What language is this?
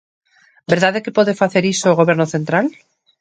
Galician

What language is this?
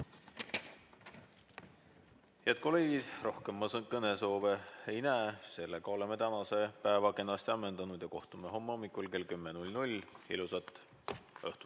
Estonian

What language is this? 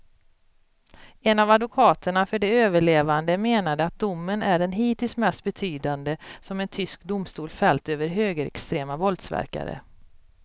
Swedish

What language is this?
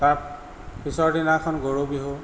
Assamese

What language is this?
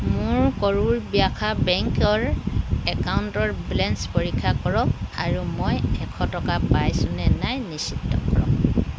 Assamese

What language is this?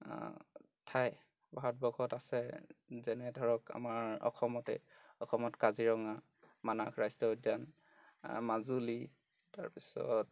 Assamese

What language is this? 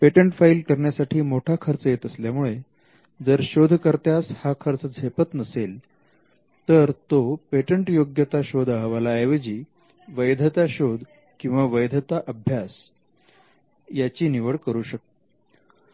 Marathi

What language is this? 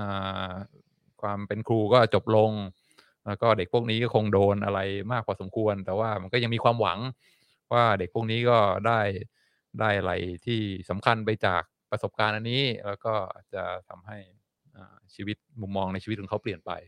Thai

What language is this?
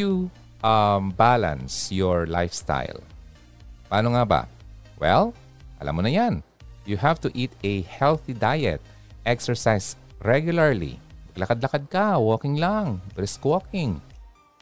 Filipino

